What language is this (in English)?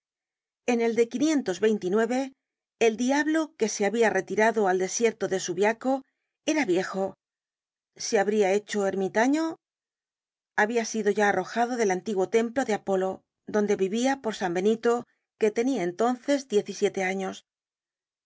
Spanish